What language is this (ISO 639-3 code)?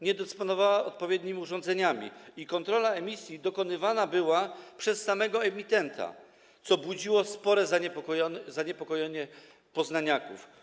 pol